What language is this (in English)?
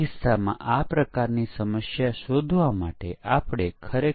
Gujarati